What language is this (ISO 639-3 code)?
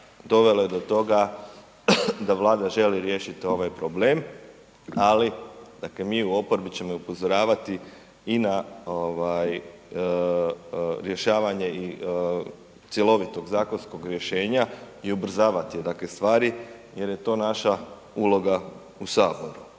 hrv